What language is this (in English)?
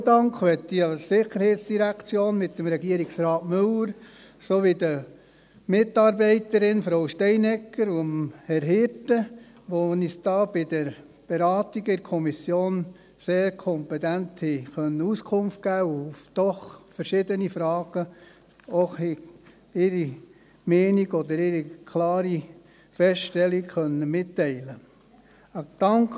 Swiss German